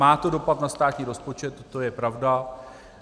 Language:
Czech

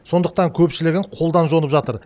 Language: Kazakh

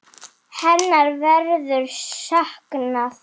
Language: Icelandic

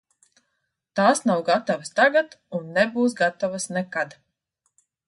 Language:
Latvian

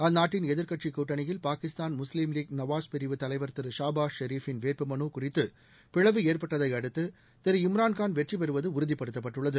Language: Tamil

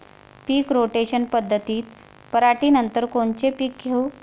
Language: Marathi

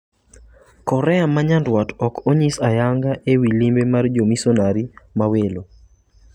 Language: Luo (Kenya and Tanzania)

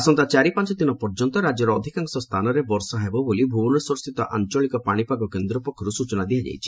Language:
Odia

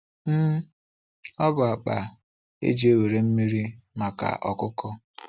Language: Igbo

